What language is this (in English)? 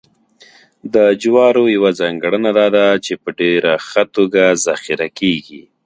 Pashto